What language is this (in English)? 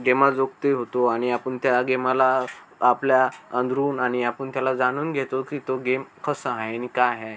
Marathi